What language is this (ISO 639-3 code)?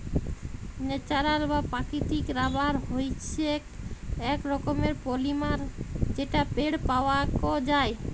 ben